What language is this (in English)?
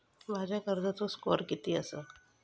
Marathi